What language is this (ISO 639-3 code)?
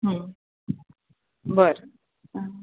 mar